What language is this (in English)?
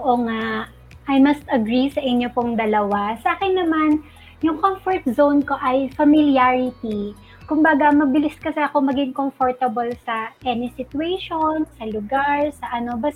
Filipino